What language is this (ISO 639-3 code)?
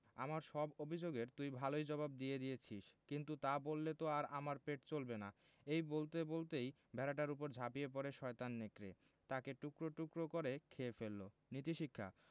ben